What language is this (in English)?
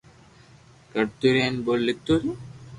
Loarki